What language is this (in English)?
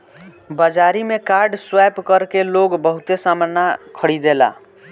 Bhojpuri